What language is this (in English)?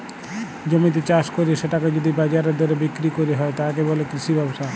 Bangla